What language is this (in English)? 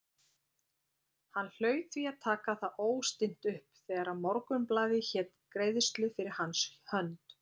Icelandic